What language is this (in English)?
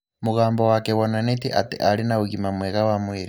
Kikuyu